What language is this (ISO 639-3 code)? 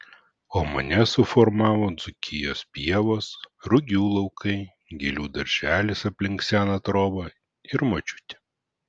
lit